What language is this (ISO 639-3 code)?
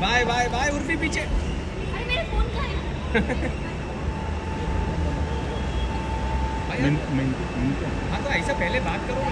hin